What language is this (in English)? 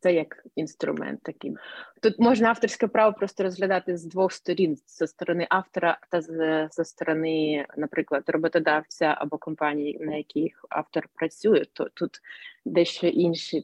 Ukrainian